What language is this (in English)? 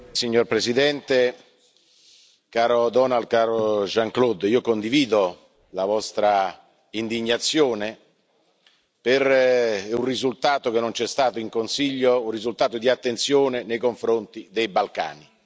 Italian